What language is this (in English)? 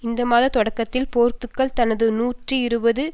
Tamil